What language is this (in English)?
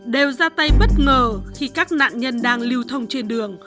Vietnamese